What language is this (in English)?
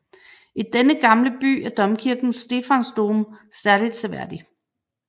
Danish